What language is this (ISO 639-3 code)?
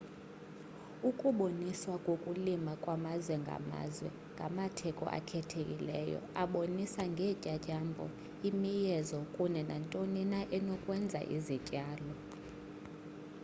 xho